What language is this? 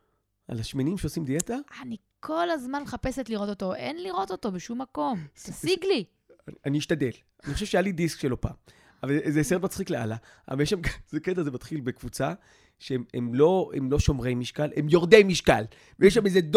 Hebrew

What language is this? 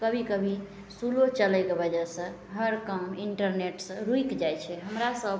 Maithili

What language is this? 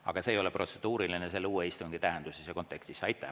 Estonian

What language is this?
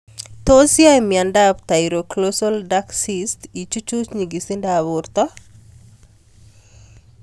Kalenjin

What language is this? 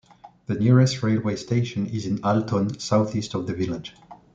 English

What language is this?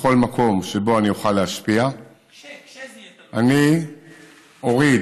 Hebrew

